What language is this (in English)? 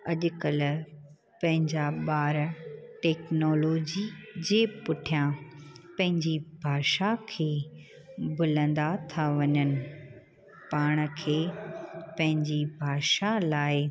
Sindhi